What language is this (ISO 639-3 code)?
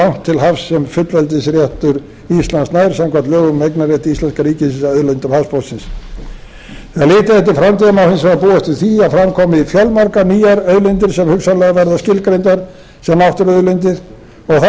isl